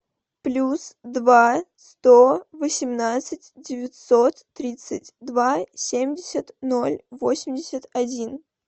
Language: Russian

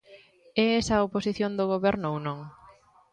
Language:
Galician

